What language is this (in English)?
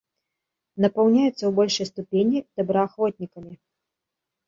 Belarusian